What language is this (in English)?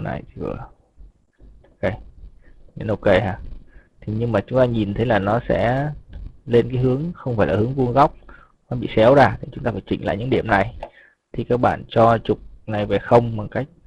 Vietnamese